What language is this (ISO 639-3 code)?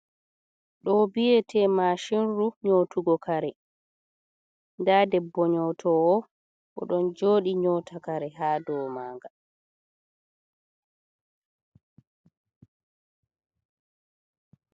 ful